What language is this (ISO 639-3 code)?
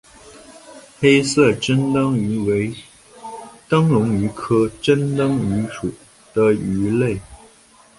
zho